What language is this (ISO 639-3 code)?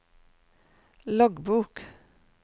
nor